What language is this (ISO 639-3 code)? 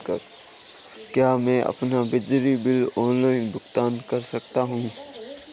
hin